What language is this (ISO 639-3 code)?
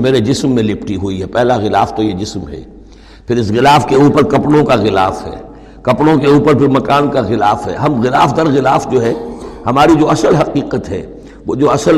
urd